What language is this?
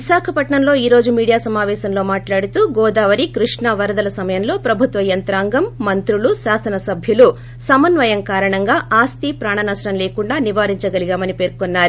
Telugu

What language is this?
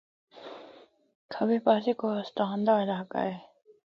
Northern Hindko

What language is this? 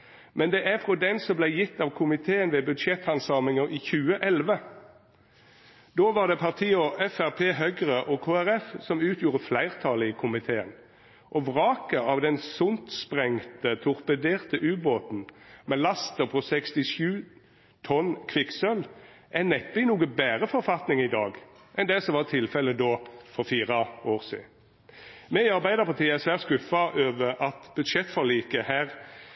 Norwegian Nynorsk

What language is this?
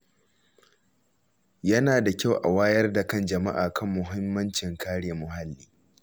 Hausa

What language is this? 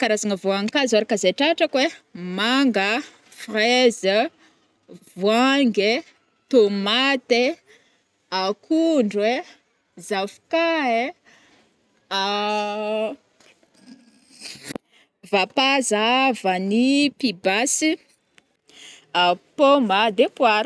Northern Betsimisaraka Malagasy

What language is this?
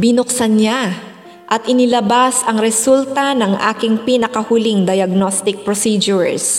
Filipino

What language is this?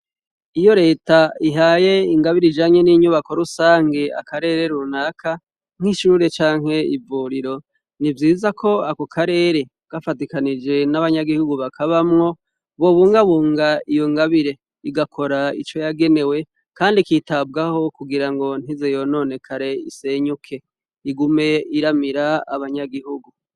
Rundi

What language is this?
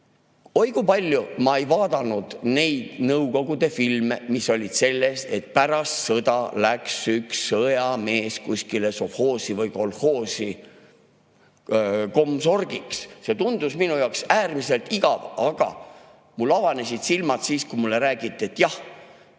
Estonian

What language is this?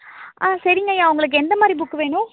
Tamil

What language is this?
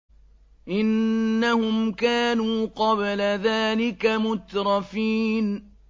Arabic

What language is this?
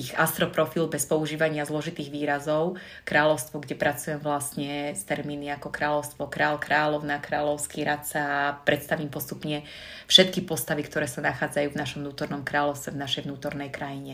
Slovak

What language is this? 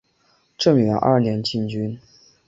Chinese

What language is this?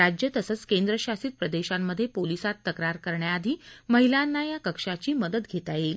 Marathi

